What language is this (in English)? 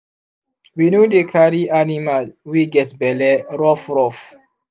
Nigerian Pidgin